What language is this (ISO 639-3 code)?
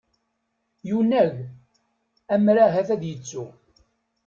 kab